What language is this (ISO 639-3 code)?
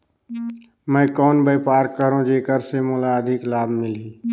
hne